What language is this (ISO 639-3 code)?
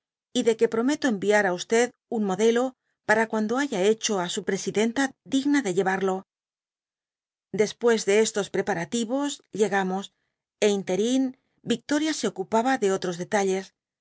spa